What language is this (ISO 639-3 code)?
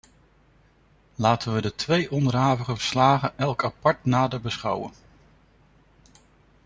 nld